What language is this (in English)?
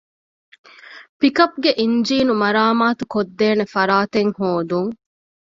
Divehi